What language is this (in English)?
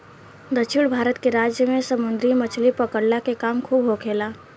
Bhojpuri